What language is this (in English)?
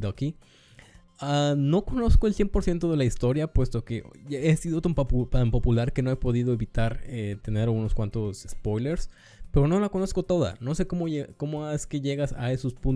Spanish